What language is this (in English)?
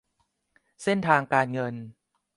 Thai